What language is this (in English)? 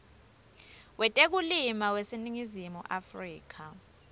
Swati